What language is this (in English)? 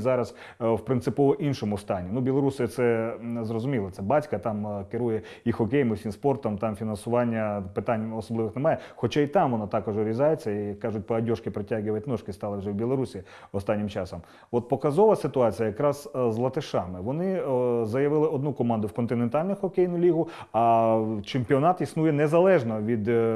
Ukrainian